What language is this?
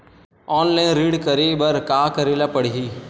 Chhattisgarhi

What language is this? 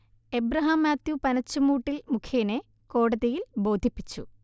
Malayalam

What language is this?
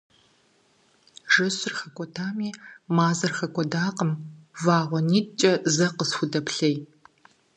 Kabardian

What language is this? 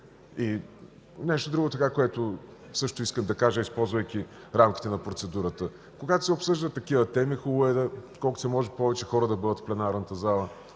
Bulgarian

